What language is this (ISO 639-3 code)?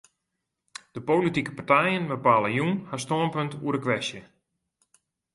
fry